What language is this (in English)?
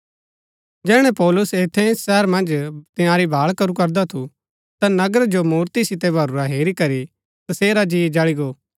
Gaddi